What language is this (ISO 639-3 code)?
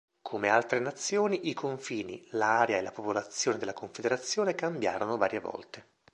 ita